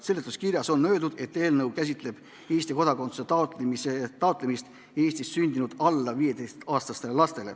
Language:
Estonian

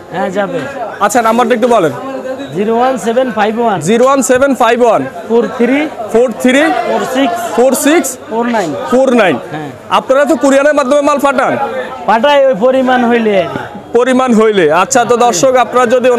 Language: Polish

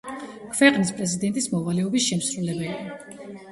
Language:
Georgian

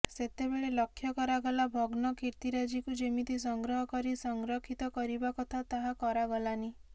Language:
Odia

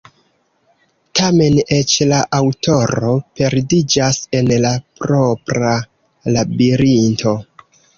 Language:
Esperanto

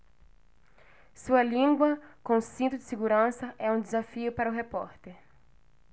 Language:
Portuguese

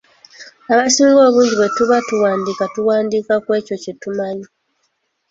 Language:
Ganda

